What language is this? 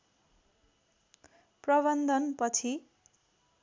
Nepali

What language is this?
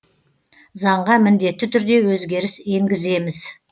Kazakh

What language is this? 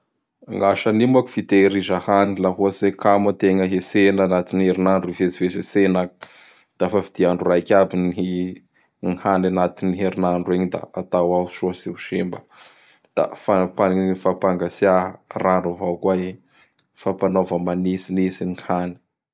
Bara Malagasy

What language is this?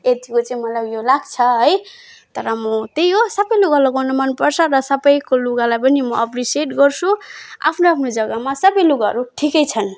Nepali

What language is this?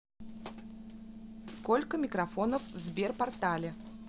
Russian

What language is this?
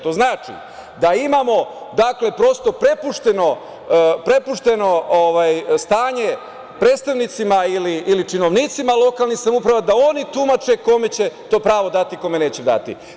Serbian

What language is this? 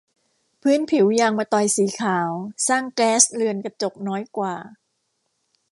Thai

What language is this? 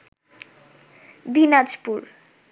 Bangla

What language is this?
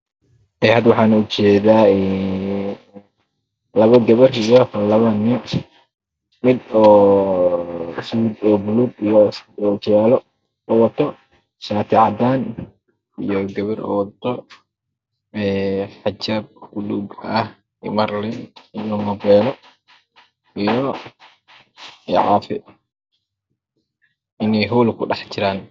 Somali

